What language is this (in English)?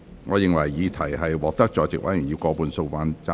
Cantonese